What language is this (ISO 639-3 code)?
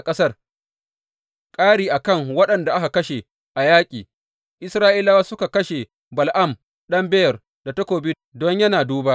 hau